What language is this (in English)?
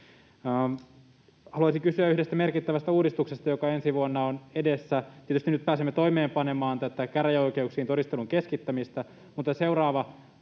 Finnish